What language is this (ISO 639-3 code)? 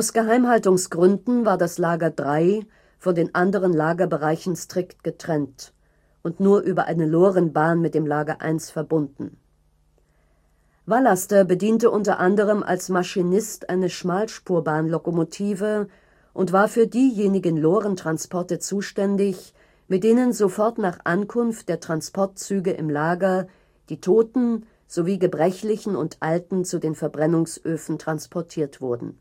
deu